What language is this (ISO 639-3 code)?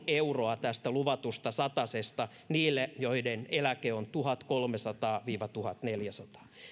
fin